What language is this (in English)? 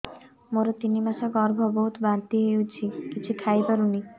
Odia